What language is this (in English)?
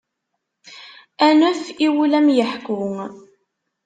Kabyle